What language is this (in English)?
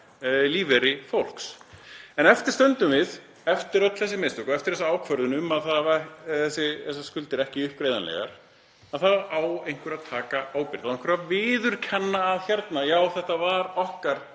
Icelandic